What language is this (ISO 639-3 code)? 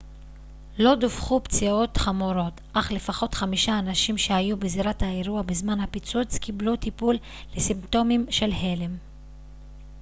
heb